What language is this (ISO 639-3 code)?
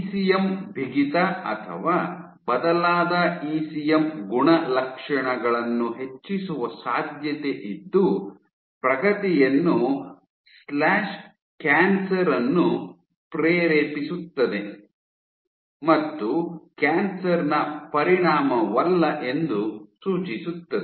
kan